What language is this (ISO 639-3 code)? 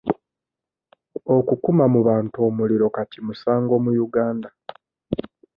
lug